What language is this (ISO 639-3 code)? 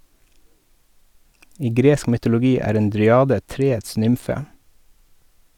nor